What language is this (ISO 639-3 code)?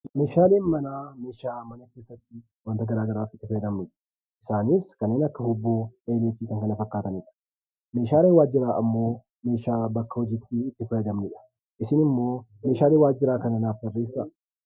orm